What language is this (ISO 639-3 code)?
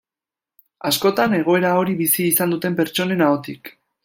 eus